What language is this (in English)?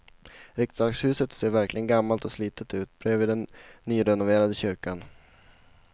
Swedish